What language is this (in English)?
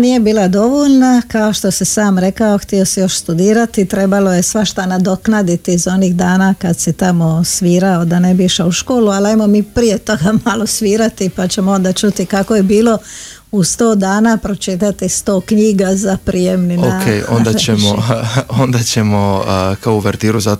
Croatian